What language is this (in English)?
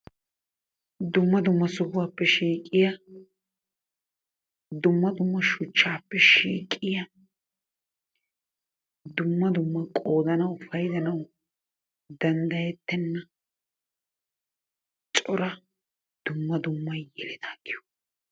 Wolaytta